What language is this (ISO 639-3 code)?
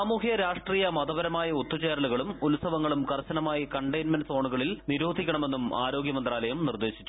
mal